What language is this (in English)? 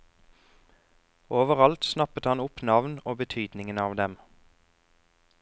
Norwegian